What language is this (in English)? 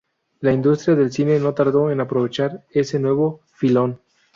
Spanish